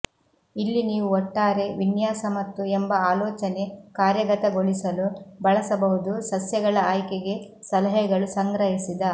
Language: Kannada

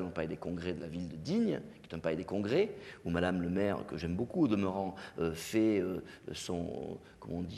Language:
French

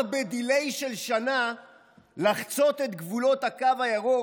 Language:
Hebrew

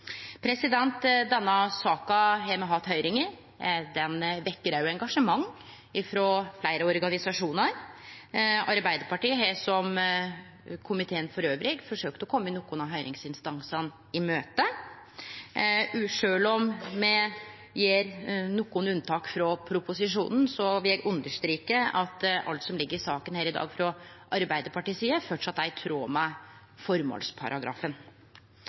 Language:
Norwegian Nynorsk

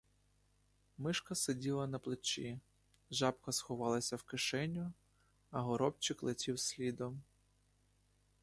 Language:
Ukrainian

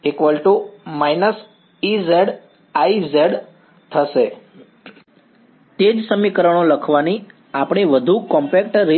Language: Gujarati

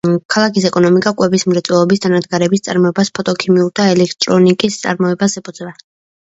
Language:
Georgian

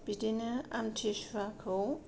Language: Bodo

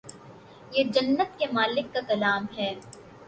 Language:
Urdu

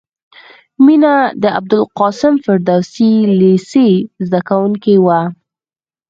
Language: Pashto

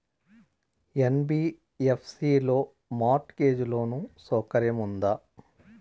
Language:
Telugu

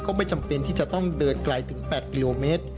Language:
Thai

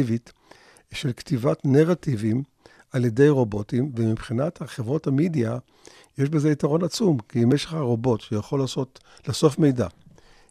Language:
Hebrew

